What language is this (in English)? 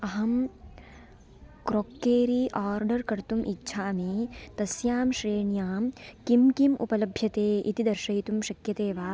Sanskrit